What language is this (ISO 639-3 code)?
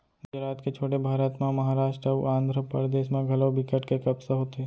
hne